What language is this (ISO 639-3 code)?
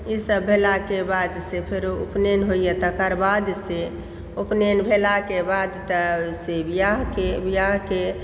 mai